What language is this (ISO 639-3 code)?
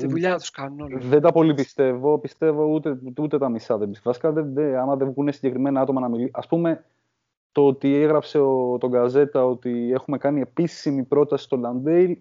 ell